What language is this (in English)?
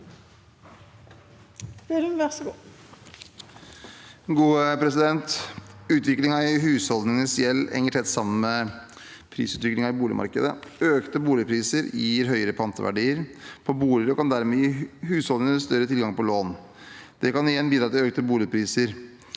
Norwegian